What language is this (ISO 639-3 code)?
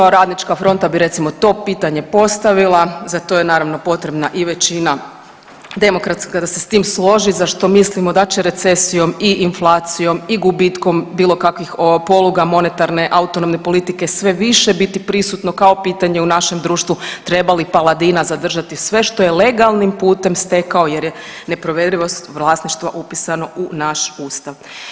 hrv